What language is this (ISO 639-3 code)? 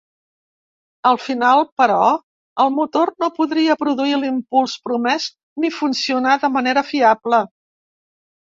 cat